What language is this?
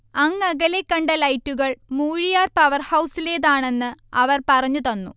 Malayalam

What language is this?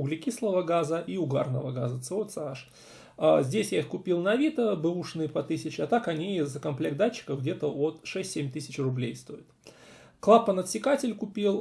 Russian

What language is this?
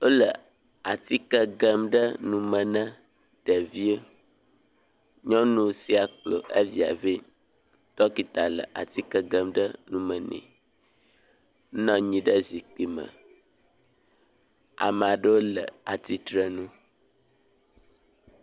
Ewe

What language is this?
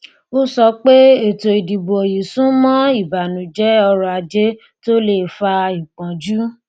Yoruba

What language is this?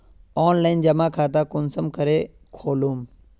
Magahi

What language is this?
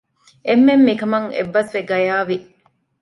Divehi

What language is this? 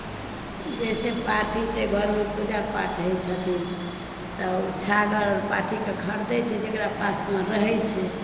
Maithili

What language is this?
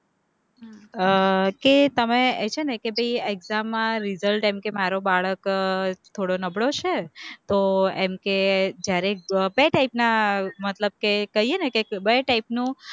Gujarati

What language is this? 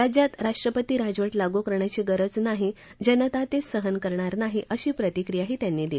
Marathi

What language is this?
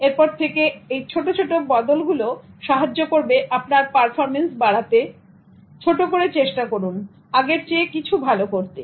Bangla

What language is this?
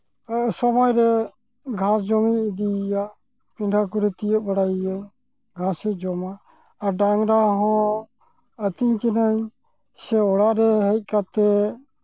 Santali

